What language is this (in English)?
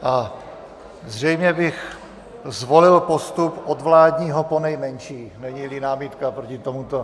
Czech